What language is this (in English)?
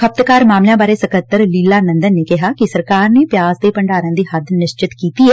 Punjabi